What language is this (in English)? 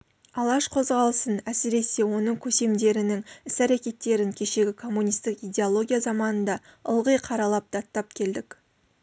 Kazakh